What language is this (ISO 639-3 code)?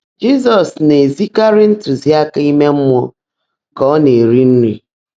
ibo